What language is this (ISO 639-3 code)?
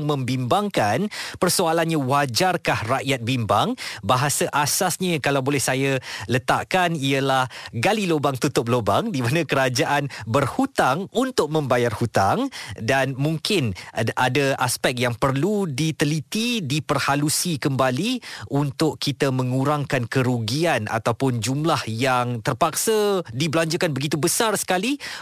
msa